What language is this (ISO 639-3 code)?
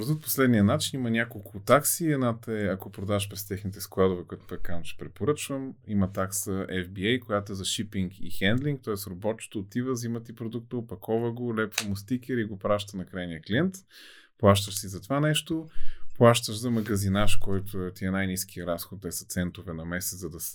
bul